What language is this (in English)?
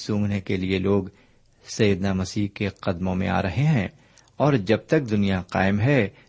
Urdu